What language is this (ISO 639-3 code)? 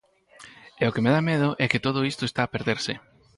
glg